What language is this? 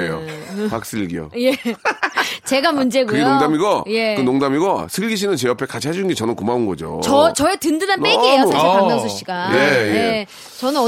Korean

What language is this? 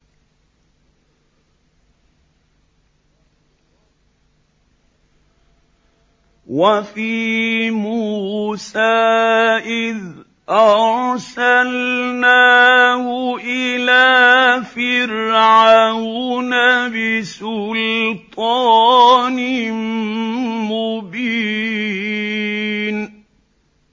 Arabic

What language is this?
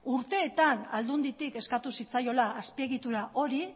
Basque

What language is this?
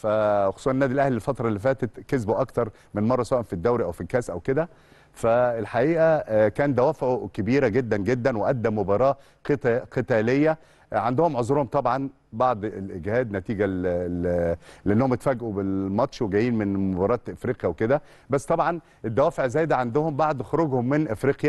Arabic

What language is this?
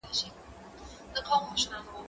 Pashto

